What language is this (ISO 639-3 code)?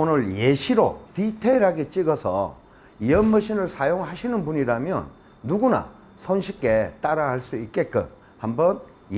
kor